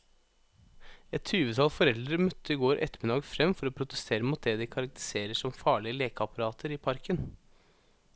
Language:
Norwegian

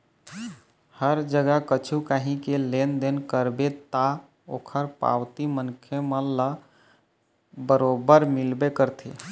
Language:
Chhattisgarhi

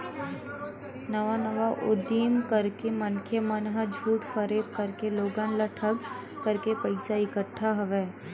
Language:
Chhattisgarhi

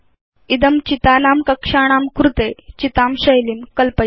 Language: Sanskrit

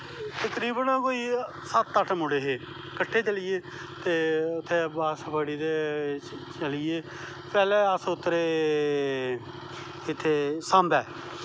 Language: Dogri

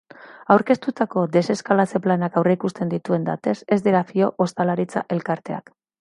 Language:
Basque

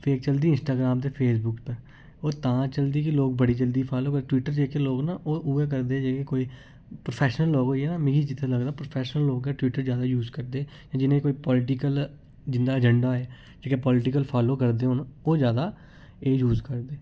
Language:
Dogri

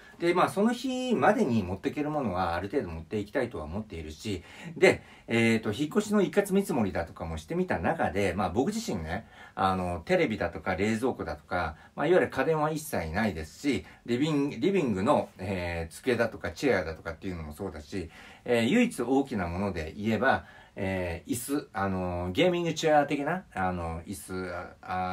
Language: Japanese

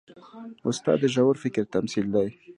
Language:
Pashto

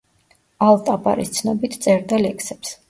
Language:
Georgian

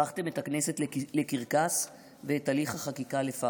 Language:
Hebrew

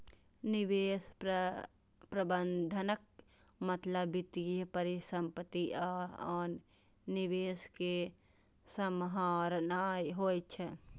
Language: Maithili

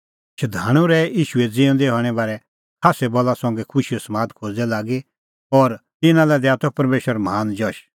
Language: Kullu Pahari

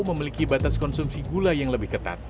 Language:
Indonesian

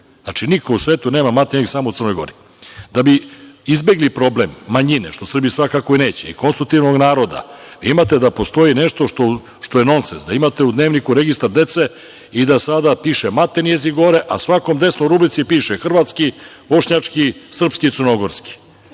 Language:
Serbian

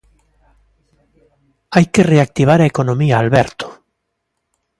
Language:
Galician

